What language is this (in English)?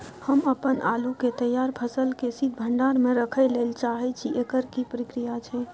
Maithili